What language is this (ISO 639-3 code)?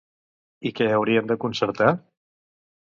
cat